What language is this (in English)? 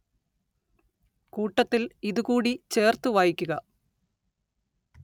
Malayalam